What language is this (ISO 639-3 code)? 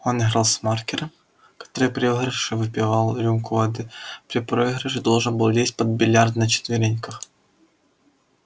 rus